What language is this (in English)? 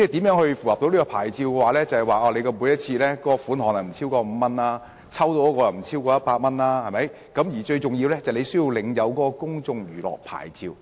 Cantonese